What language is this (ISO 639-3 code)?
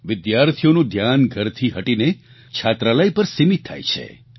guj